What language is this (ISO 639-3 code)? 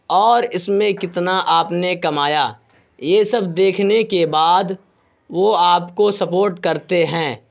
urd